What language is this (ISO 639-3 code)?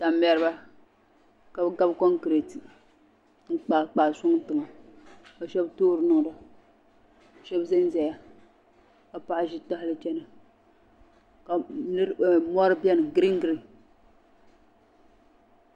dag